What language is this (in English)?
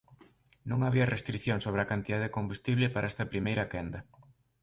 Galician